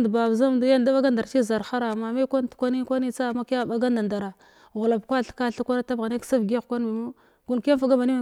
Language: Glavda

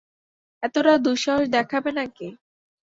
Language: Bangla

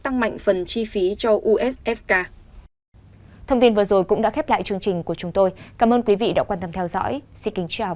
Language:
Vietnamese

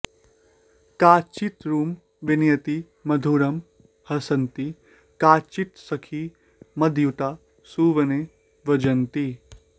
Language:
Sanskrit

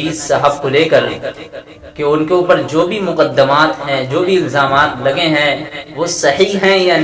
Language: Urdu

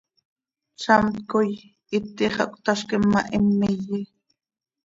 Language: Seri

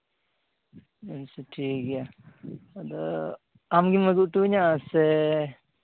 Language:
Santali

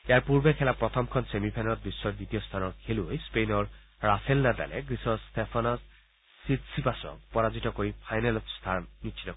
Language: Assamese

